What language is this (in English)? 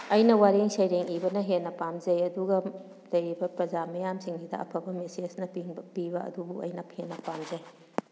Manipuri